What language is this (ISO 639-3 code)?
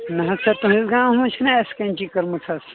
kas